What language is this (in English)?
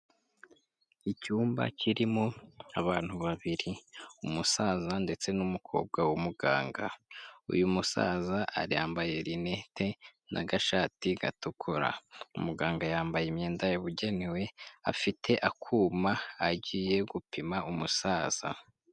Kinyarwanda